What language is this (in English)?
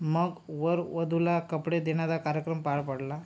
Marathi